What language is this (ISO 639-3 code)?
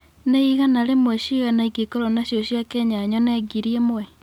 kik